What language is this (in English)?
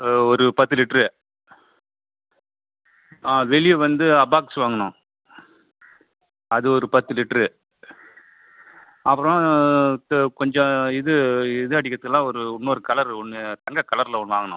Tamil